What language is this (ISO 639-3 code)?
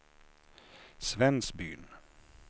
swe